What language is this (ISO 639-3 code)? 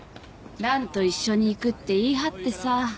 jpn